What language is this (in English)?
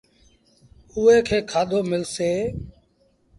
Sindhi Bhil